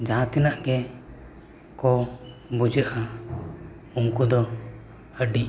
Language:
Santali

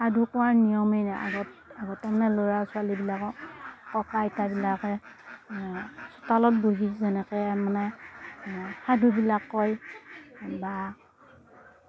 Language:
Assamese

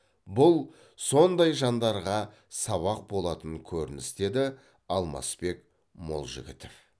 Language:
Kazakh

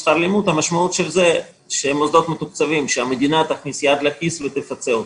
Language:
Hebrew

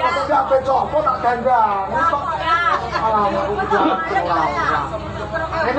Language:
Indonesian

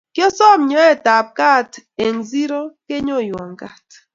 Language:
Kalenjin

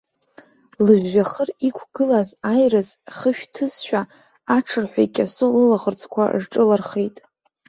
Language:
Abkhazian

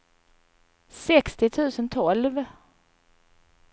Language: Swedish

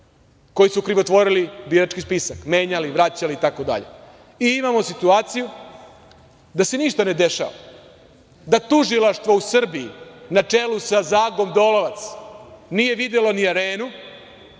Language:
Serbian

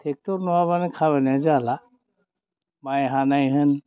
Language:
Bodo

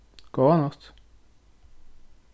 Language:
Faroese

